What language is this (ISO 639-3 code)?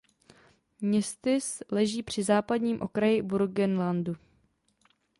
ces